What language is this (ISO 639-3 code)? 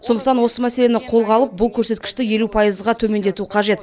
kaz